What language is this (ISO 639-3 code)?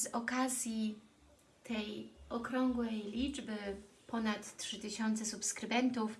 pol